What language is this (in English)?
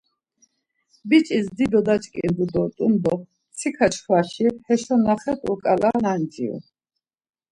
Laz